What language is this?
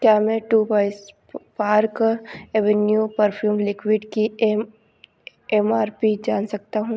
Hindi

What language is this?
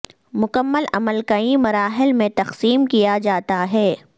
Urdu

